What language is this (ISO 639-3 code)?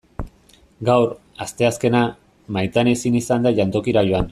eus